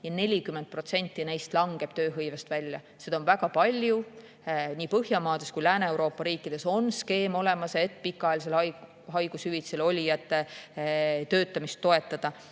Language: Estonian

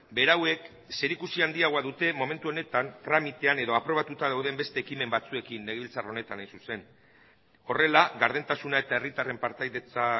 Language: Basque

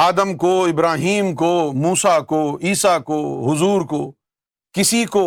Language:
Urdu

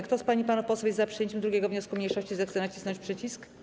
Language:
Polish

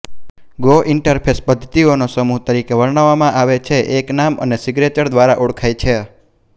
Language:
Gujarati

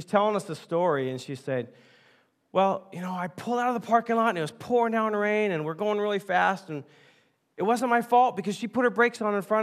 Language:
English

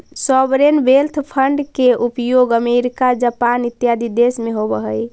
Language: Magahi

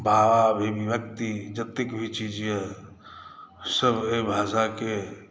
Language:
Maithili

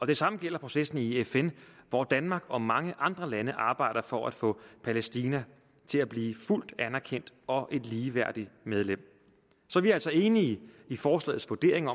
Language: Danish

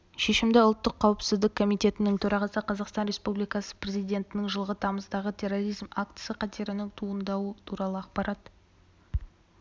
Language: Kazakh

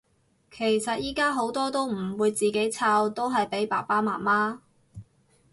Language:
Cantonese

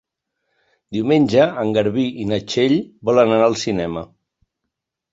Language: Catalan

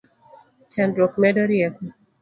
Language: Luo (Kenya and Tanzania)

